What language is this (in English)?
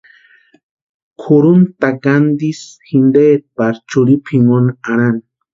Western Highland Purepecha